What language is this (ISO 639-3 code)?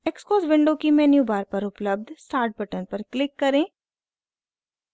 hin